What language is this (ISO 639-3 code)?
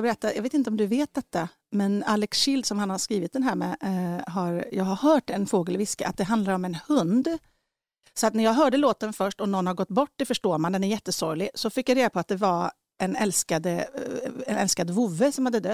swe